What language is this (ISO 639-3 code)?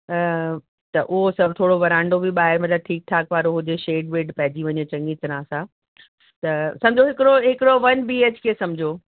snd